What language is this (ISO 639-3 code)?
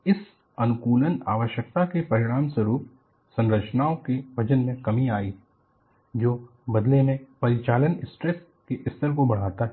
hin